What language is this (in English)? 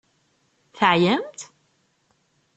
Kabyle